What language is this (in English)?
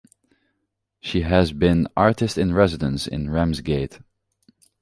English